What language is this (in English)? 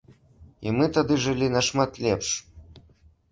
Belarusian